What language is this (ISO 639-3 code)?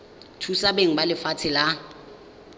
tsn